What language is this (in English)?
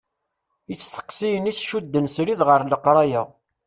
Kabyle